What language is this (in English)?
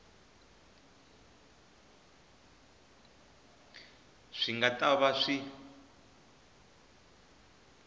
Tsonga